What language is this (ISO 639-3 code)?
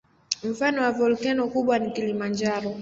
swa